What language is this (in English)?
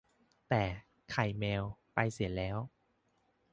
Thai